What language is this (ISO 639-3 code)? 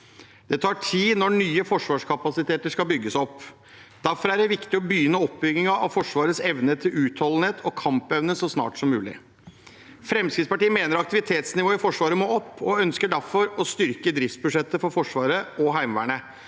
nor